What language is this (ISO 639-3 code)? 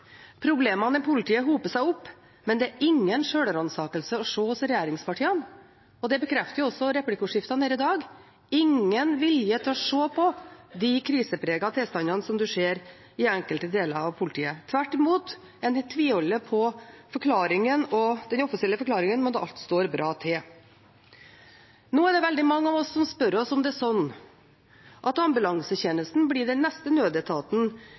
nob